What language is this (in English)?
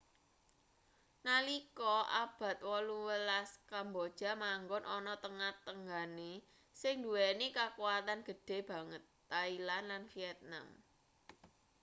Javanese